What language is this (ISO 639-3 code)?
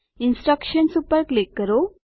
guj